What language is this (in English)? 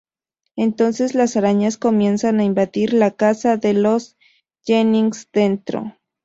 Spanish